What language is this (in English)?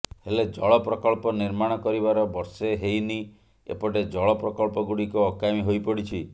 Odia